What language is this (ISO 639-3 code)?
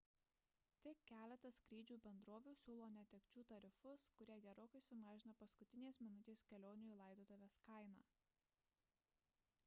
lit